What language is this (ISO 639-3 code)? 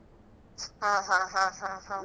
kan